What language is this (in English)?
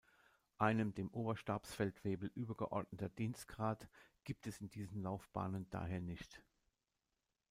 German